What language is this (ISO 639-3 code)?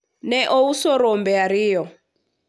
luo